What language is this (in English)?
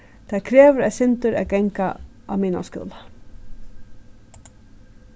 Faroese